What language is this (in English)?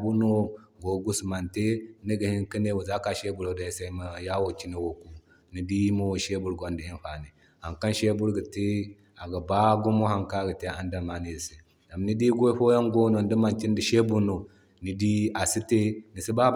Zarma